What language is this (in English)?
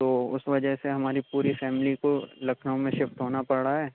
Urdu